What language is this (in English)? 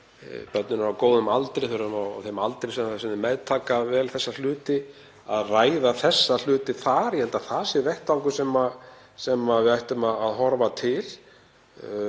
Icelandic